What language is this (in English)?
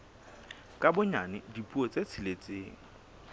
Southern Sotho